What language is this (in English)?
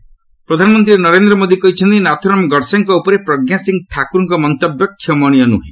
Odia